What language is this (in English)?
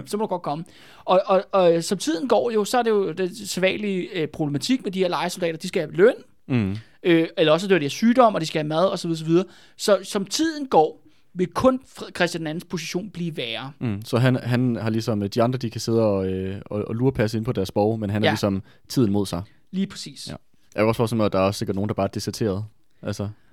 Danish